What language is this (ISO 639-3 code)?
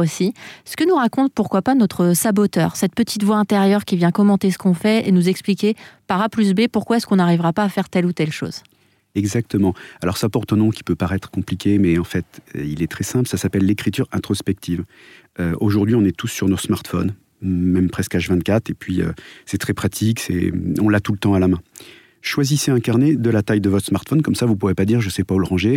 fra